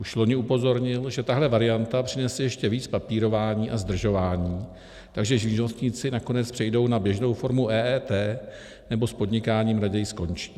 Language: Czech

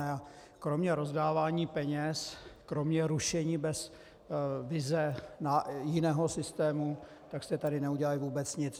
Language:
Czech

